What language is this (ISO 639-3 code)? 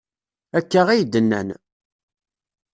kab